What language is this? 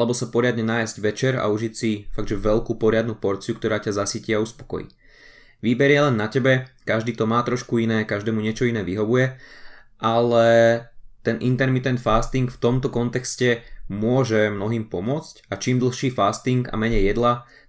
Slovak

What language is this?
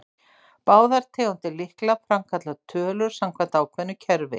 Icelandic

